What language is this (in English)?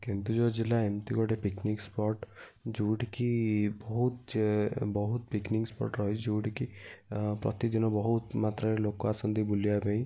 Odia